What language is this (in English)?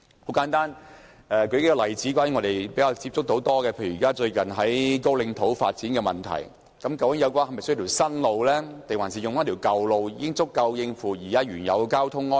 Cantonese